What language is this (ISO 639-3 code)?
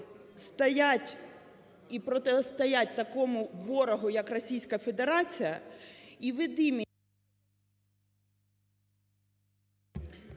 ukr